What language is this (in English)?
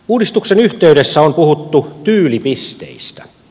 Finnish